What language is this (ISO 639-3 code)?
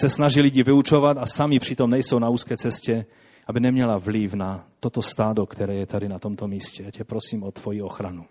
ces